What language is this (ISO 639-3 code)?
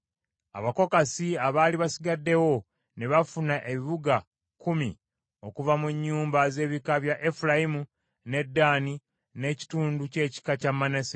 lug